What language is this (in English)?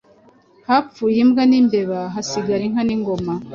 Kinyarwanda